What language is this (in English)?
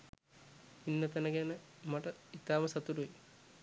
Sinhala